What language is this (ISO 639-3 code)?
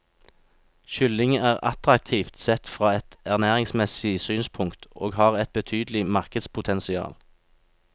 nor